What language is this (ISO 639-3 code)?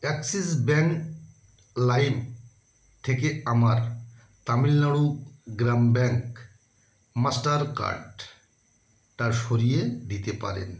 ben